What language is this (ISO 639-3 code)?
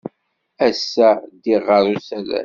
kab